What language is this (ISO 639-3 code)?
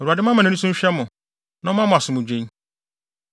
aka